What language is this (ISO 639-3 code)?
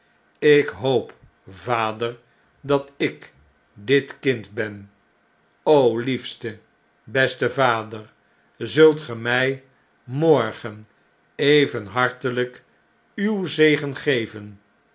nld